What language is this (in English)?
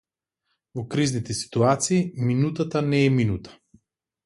Macedonian